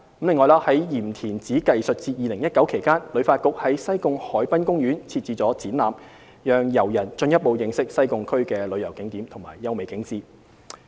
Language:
Cantonese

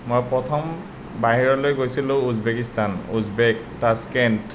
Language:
Assamese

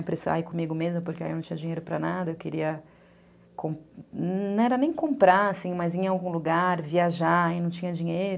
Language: Portuguese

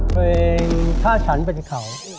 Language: Thai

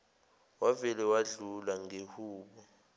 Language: Zulu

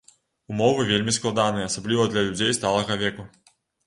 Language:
Belarusian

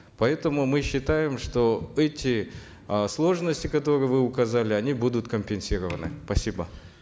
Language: Kazakh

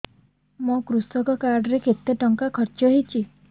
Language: Odia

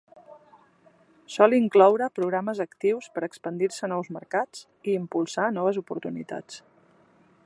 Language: Catalan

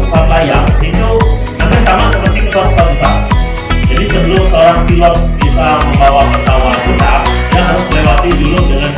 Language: Indonesian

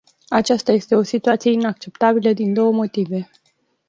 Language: Romanian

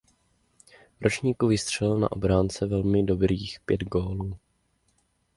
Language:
Czech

